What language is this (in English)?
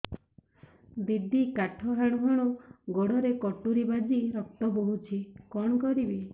Odia